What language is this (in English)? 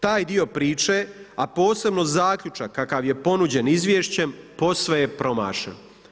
Croatian